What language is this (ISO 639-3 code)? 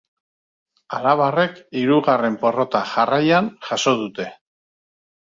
eus